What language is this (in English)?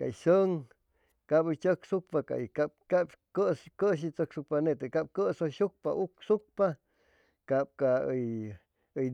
Chimalapa Zoque